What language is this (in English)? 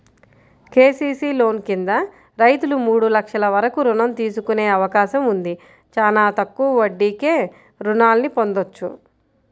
Telugu